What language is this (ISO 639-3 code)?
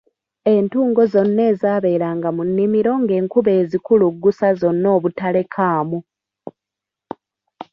lug